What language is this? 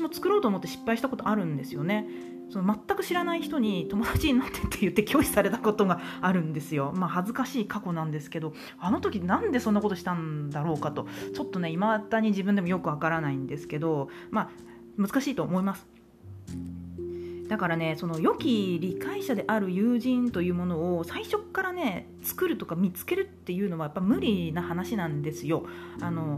Japanese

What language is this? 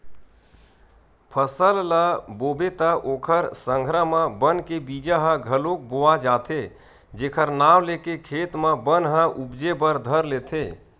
Chhattisgarhi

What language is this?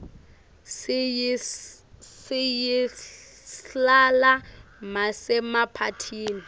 Swati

